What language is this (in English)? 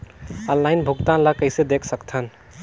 Chhattisgarhi